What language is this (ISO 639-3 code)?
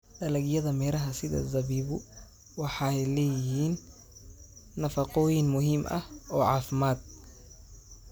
som